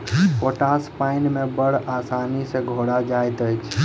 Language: Maithili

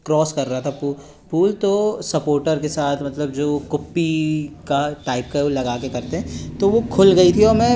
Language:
Hindi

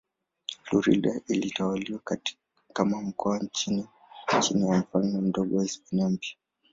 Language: Swahili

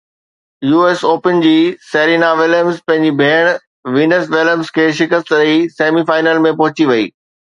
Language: Sindhi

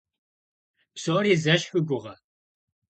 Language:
Kabardian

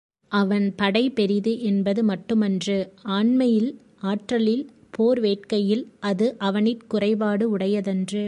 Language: Tamil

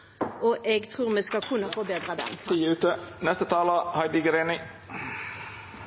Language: Norwegian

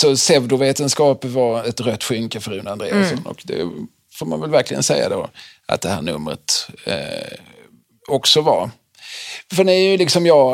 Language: Swedish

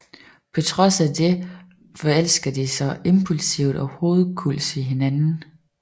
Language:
Danish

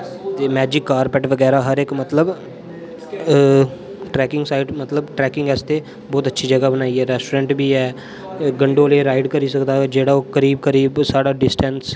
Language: Dogri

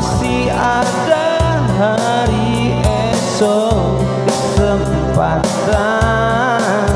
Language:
Indonesian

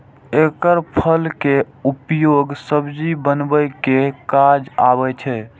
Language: Maithili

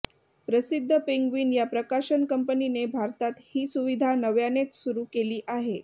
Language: Marathi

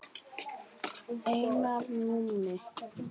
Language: Icelandic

